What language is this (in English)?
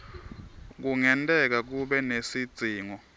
Swati